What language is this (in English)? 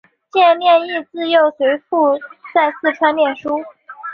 Chinese